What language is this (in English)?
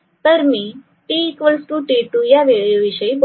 Marathi